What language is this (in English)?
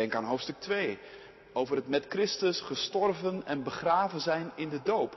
Dutch